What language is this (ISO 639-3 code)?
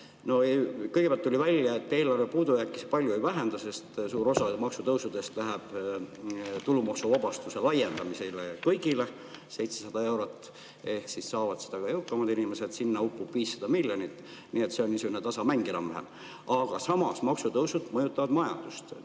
est